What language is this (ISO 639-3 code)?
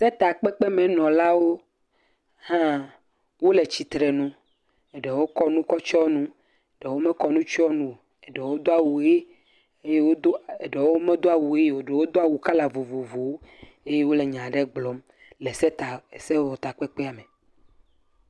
ewe